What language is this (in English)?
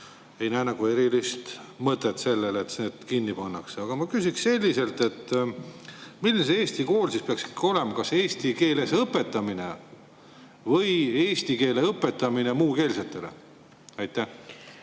Estonian